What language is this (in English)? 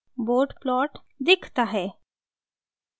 Hindi